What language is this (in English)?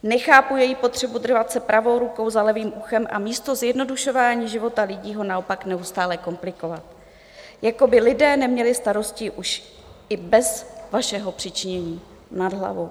Czech